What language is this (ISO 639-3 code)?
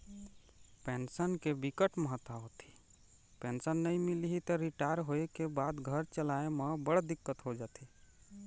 hne